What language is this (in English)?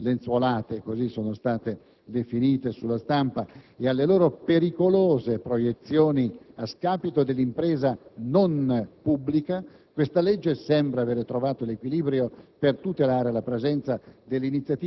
Italian